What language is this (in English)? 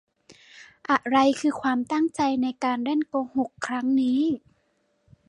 Thai